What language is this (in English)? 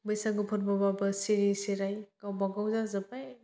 Bodo